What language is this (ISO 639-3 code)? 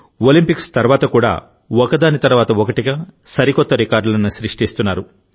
tel